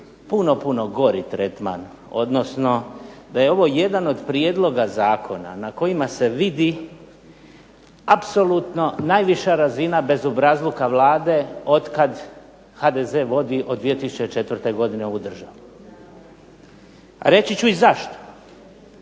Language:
Croatian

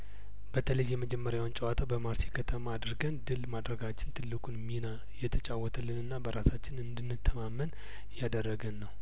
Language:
Amharic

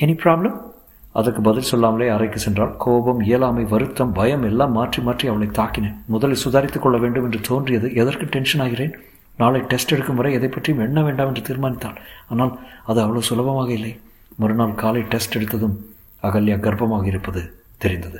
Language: Tamil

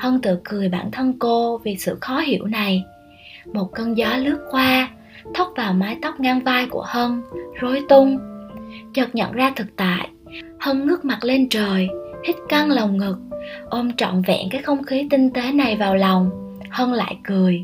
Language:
Vietnamese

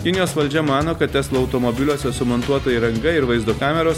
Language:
Lithuanian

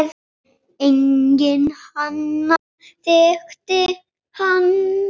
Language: Icelandic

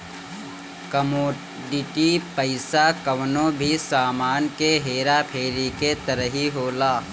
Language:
Bhojpuri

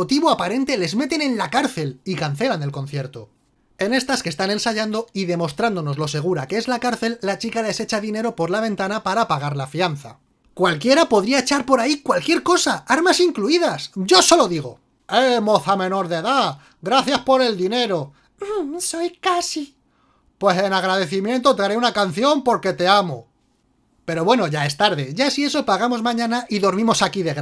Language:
Spanish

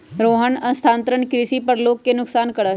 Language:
Magahi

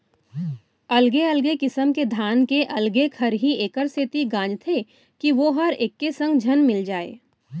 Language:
Chhattisgarhi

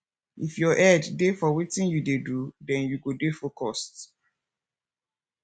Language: Nigerian Pidgin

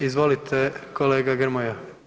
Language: Croatian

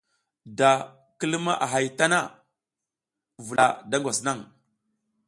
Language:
South Giziga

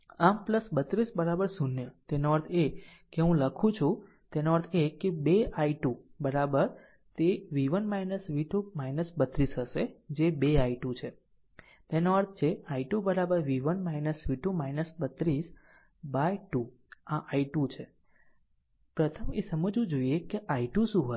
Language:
Gujarati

